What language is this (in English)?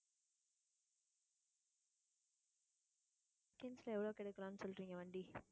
Tamil